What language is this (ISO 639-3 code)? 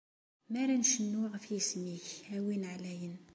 kab